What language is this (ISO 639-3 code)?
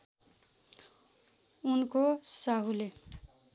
nep